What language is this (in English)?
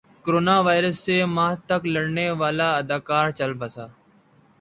Urdu